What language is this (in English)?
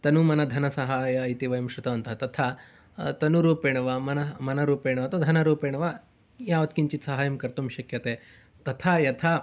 Sanskrit